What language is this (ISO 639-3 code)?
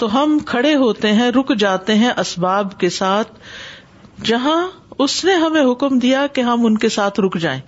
urd